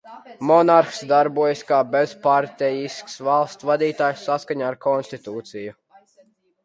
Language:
Latvian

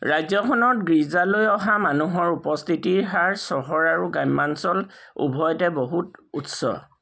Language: Assamese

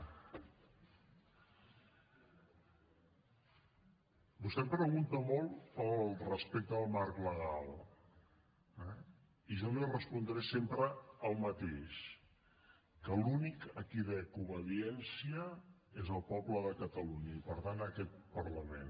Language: Catalan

